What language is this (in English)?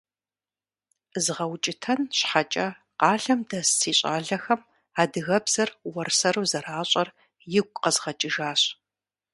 Kabardian